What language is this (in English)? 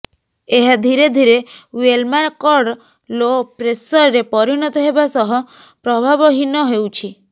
Odia